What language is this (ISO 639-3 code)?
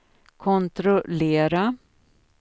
swe